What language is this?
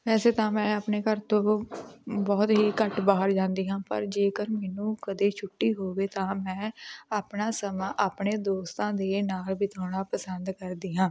Punjabi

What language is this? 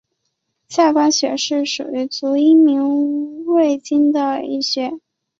Chinese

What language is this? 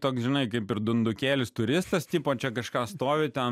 Lithuanian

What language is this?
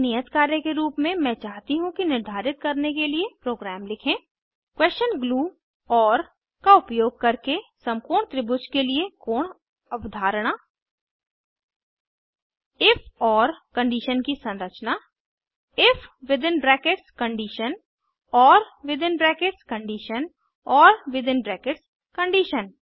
Hindi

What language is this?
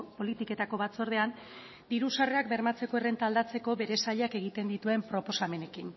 Basque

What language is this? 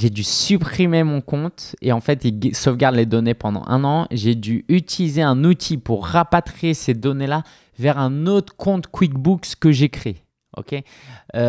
French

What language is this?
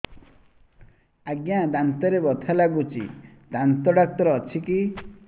Odia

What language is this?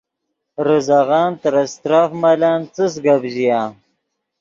Yidgha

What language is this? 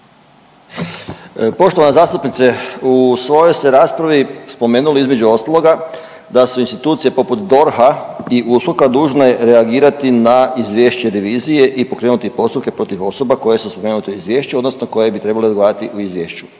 Croatian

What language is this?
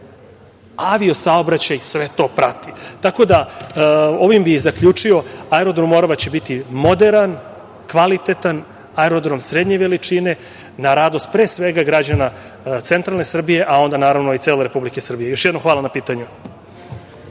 Serbian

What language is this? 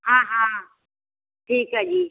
Punjabi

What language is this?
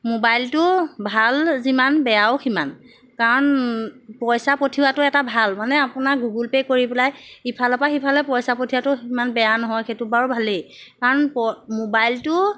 Assamese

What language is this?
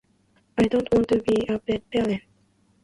Japanese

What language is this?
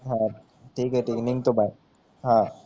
Marathi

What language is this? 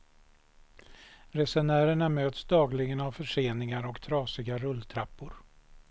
Swedish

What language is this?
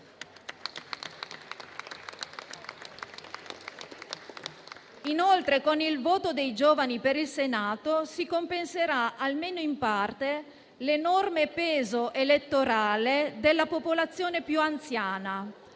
Italian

